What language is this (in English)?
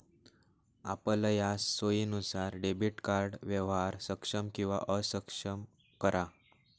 Marathi